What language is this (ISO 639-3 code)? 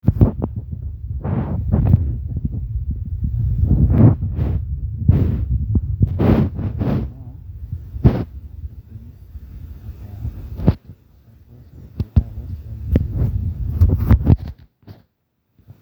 mas